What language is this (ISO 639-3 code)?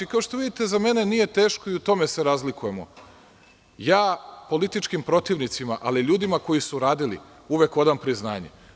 srp